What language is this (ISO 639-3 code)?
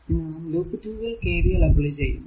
mal